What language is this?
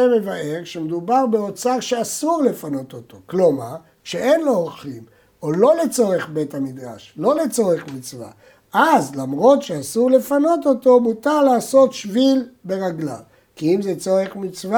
Hebrew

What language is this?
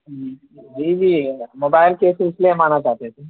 Urdu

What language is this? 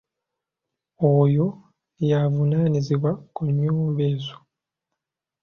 Ganda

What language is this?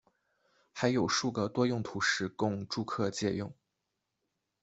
Chinese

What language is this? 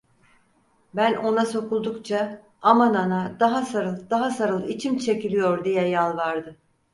Turkish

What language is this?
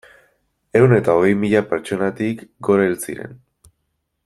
Basque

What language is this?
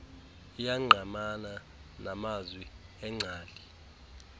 Xhosa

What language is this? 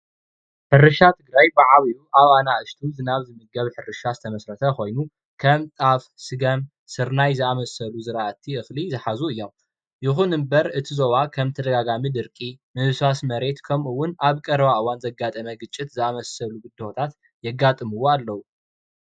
Tigrinya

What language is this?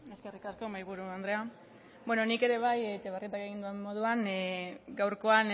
Basque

